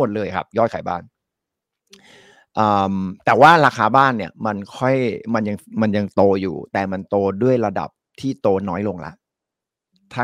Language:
Thai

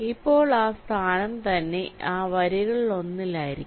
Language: Malayalam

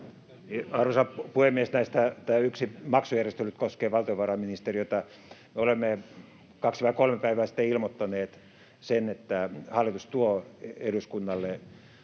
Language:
Finnish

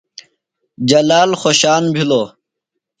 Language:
Phalura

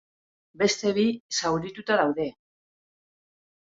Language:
Basque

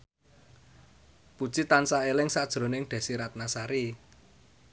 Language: Javanese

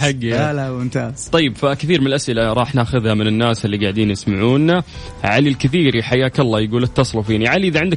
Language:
Arabic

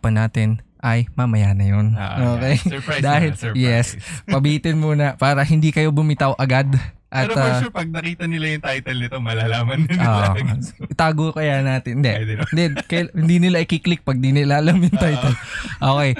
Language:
Filipino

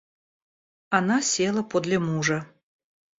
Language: Russian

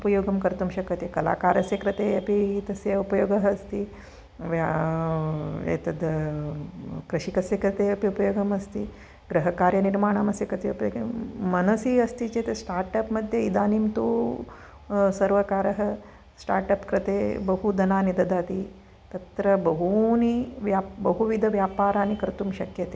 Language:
Sanskrit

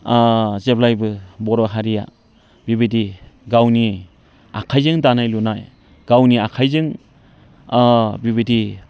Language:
Bodo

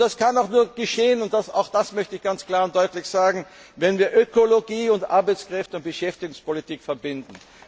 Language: German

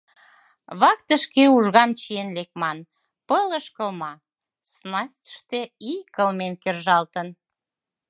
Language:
Mari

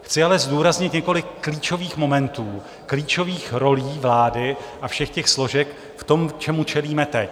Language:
Czech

